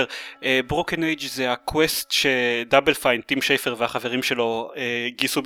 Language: Hebrew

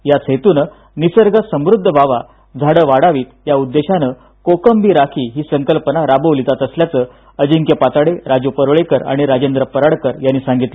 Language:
Marathi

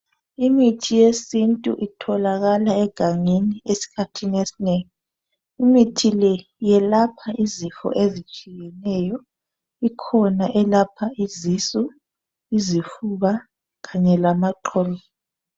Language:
North Ndebele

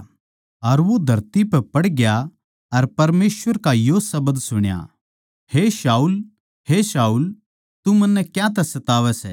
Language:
Haryanvi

